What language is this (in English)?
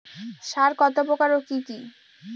Bangla